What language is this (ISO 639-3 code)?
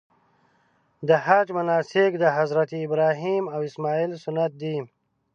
pus